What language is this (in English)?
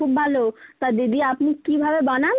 Bangla